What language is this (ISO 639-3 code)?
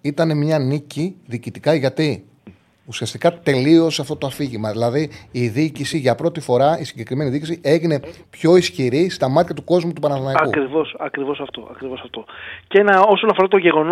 ell